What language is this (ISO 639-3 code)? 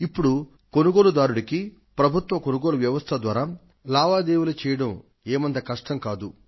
tel